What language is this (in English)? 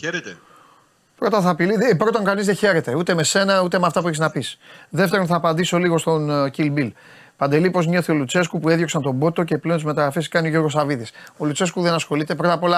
Greek